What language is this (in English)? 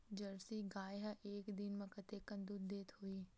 Chhattisgarhi